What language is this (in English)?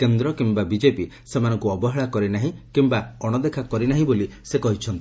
Odia